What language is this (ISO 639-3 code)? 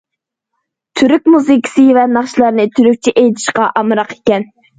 uig